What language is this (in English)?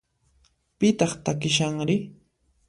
Puno Quechua